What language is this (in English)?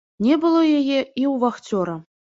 Belarusian